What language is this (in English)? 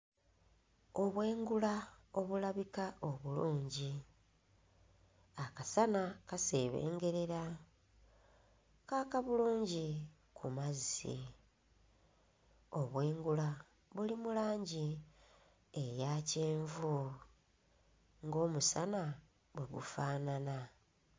Ganda